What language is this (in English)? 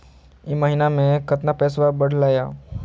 Magahi